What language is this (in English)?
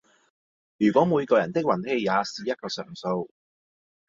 Cantonese